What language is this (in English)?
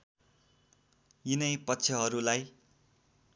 Nepali